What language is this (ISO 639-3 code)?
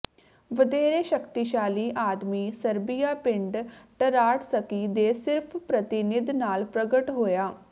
pan